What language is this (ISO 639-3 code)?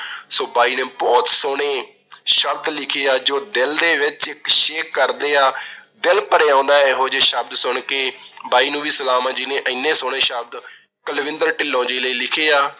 pan